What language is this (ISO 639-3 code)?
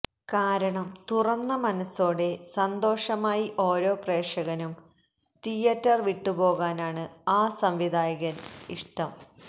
mal